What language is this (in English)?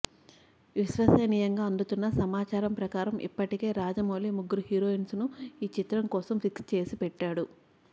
Telugu